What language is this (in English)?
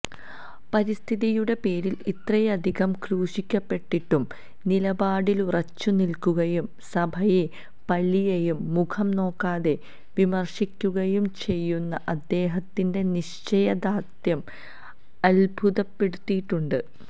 Malayalam